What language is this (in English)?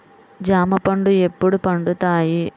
Telugu